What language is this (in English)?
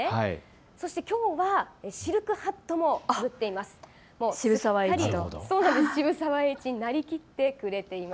Japanese